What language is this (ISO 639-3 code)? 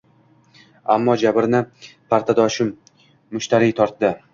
uzb